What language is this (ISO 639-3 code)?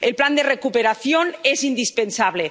spa